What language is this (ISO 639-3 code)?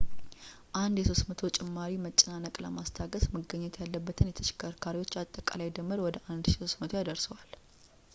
amh